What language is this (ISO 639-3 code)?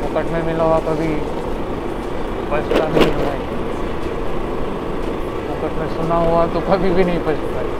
mar